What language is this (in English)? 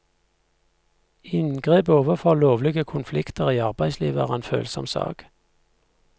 Norwegian